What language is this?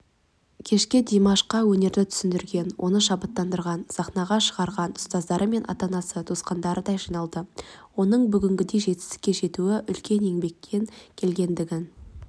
Kazakh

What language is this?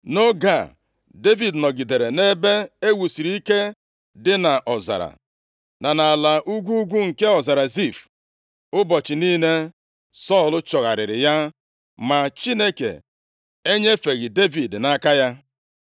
Igbo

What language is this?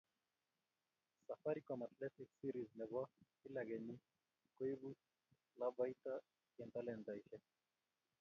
Kalenjin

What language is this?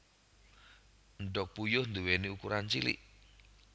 Javanese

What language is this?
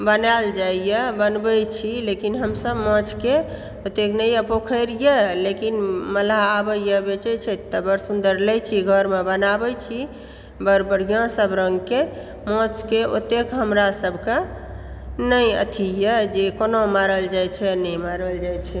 Maithili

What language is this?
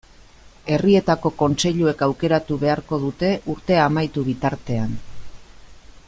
Basque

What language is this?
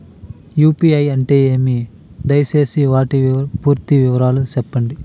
Telugu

